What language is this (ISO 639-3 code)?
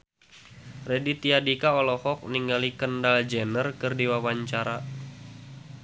sun